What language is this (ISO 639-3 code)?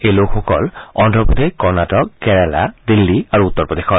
asm